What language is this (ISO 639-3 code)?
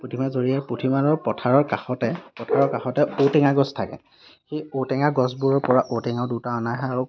asm